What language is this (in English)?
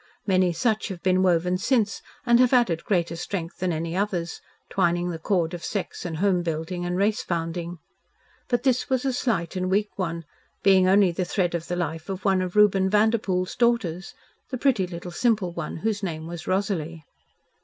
English